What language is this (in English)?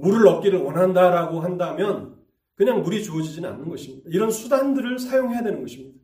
Korean